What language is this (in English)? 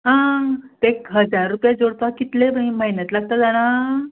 Konkani